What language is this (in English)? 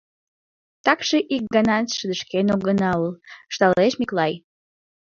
Mari